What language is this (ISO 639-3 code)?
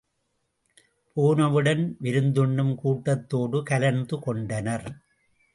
tam